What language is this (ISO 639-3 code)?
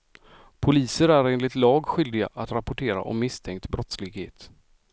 swe